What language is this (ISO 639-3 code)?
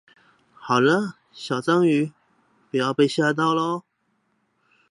zho